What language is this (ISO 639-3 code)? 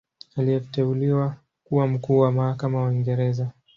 swa